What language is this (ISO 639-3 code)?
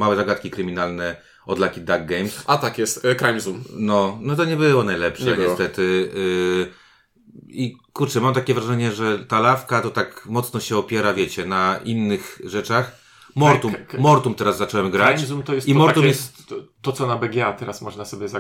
pol